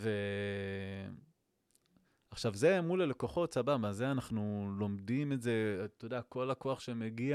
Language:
Hebrew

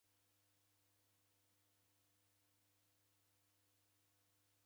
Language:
Taita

